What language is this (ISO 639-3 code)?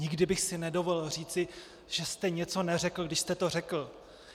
ces